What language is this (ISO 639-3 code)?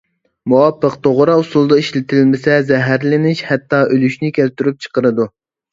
uig